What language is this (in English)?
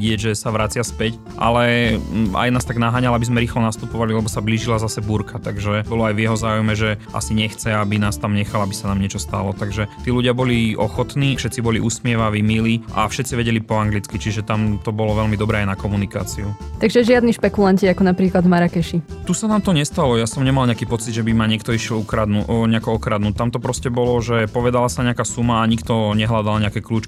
Slovak